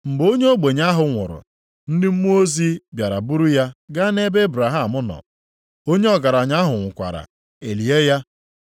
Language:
Igbo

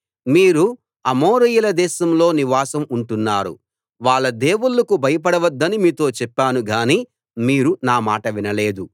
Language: Telugu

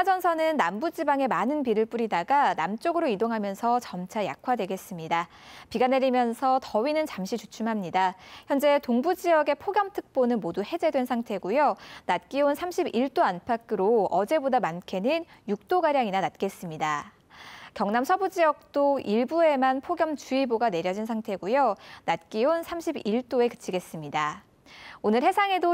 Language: Korean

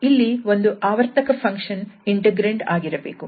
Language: Kannada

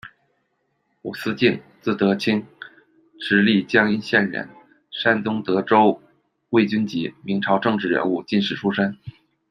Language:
Chinese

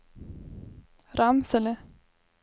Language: Swedish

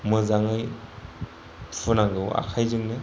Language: Bodo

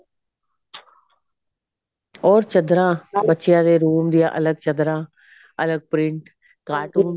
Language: Punjabi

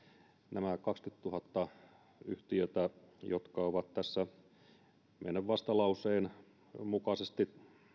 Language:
Finnish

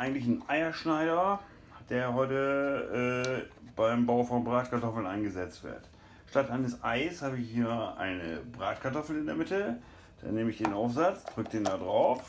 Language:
German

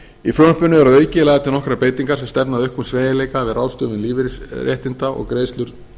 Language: Icelandic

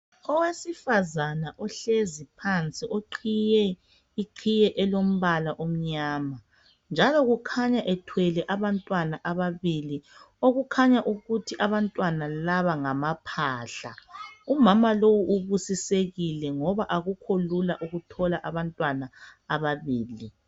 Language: North Ndebele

